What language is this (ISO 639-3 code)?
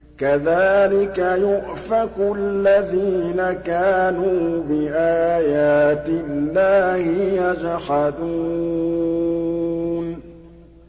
ara